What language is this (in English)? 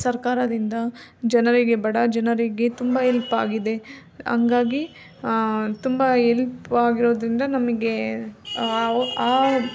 Kannada